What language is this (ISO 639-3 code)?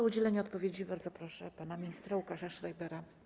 pol